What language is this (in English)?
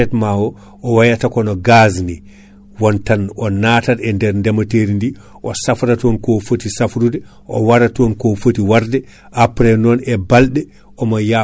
Fula